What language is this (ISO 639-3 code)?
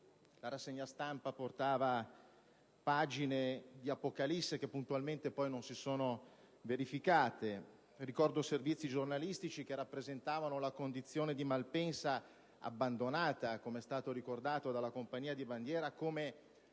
ita